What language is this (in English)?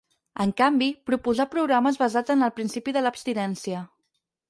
Catalan